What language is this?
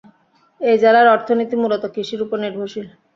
Bangla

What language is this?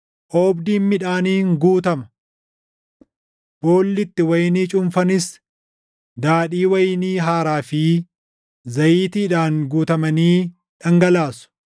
Oromo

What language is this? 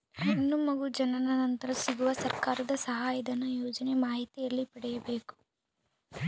Kannada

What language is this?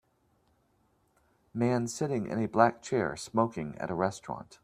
English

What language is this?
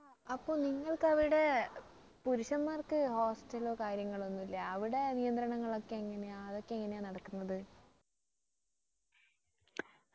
Malayalam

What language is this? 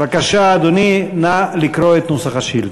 Hebrew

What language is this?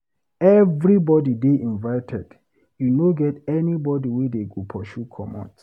Nigerian Pidgin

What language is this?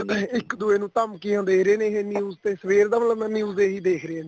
Punjabi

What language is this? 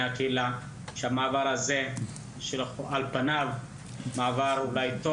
Hebrew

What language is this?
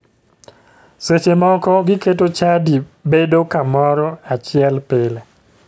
Luo (Kenya and Tanzania)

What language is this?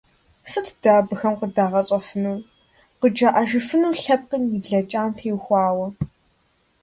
Kabardian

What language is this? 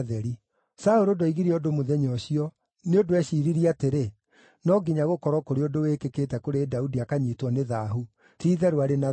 Kikuyu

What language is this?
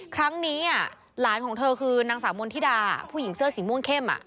Thai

